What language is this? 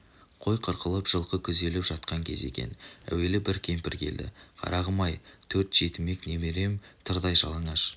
Kazakh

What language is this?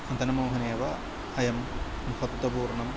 Sanskrit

